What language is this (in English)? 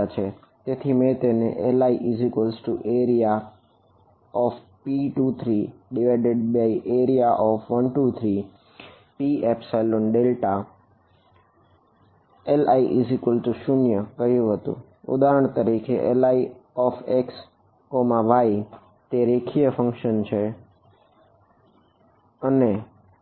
Gujarati